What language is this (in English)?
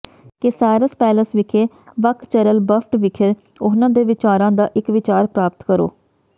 Punjabi